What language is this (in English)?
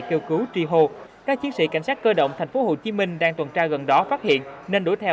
Vietnamese